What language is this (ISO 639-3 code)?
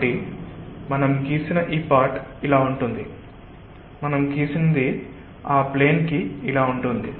tel